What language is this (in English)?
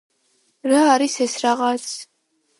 Georgian